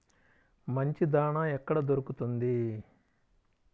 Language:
Telugu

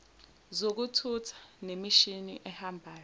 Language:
Zulu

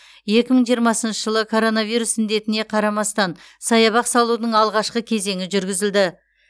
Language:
Kazakh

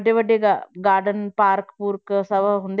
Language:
Punjabi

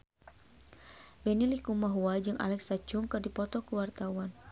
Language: Sundanese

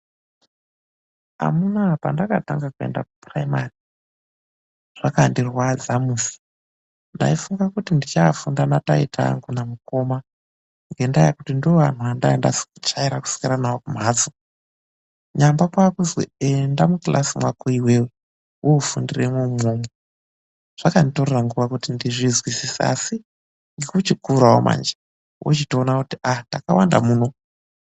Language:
Ndau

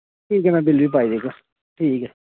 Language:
Dogri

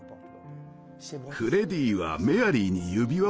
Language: Japanese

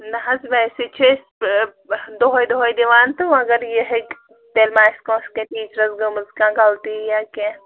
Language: Kashmiri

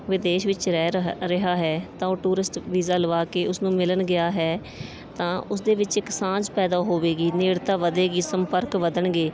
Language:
Punjabi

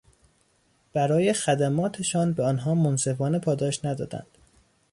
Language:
Persian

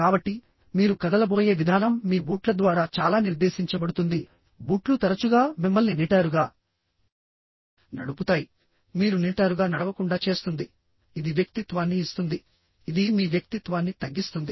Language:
Telugu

